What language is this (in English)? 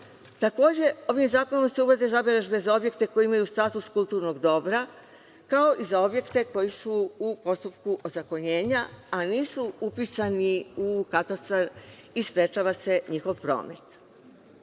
Serbian